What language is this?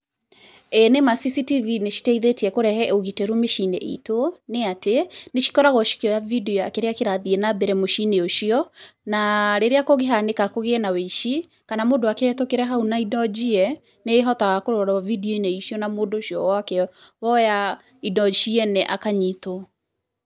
Kikuyu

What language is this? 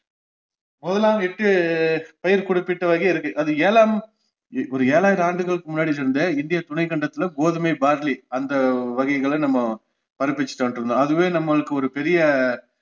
Tamil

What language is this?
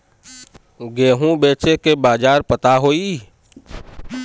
Bhojpuri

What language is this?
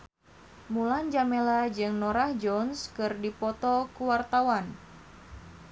Sundanese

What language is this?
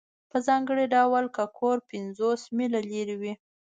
Pashto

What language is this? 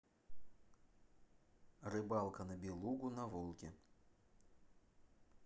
Russian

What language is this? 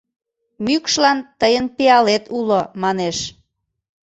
Mari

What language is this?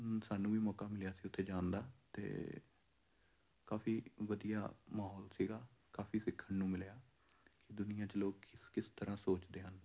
Punjabi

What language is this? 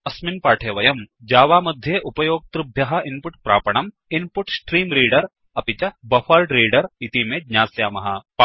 Sanskrit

